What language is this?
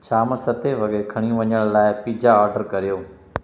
Sindhi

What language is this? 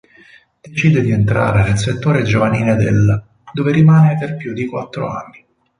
Italian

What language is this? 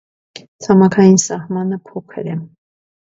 Armenian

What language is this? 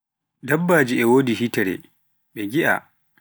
Pular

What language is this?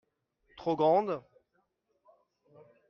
French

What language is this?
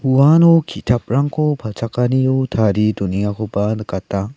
Garo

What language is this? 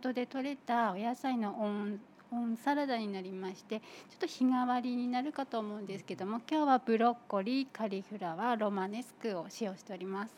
Japanese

